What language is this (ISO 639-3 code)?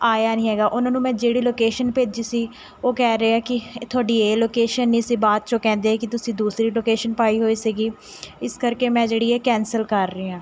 pan